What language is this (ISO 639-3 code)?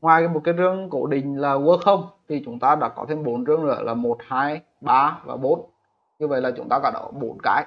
vie